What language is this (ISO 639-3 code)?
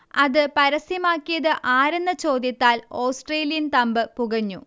mal